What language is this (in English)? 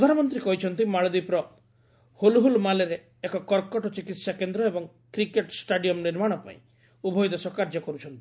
Odia